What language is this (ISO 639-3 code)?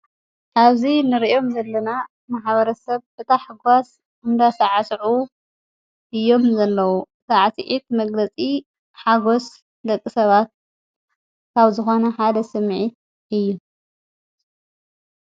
tir